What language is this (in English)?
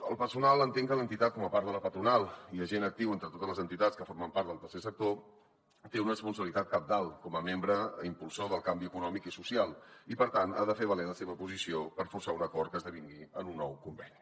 Catalan